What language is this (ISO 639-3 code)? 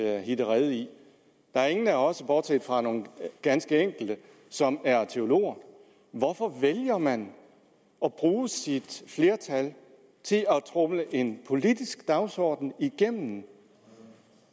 dan